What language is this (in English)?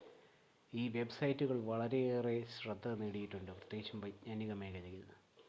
Malayalam